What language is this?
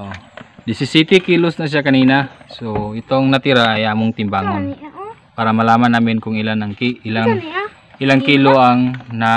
Indonesian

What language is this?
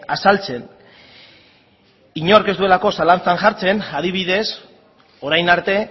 Basque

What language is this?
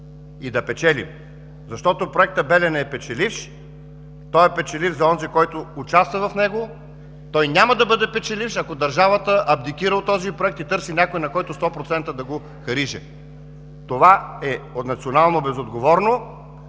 Bulgarian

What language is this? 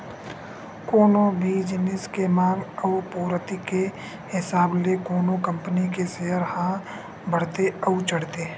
Chhattisgarhi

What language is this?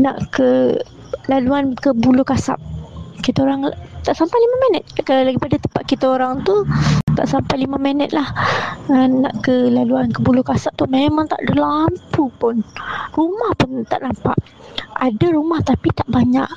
Malay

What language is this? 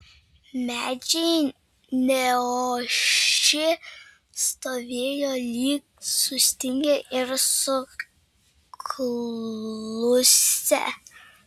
Lithuanian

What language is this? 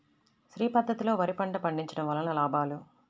Telugu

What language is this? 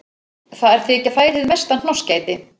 Icelandic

